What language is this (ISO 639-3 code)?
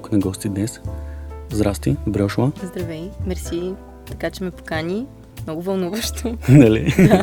bul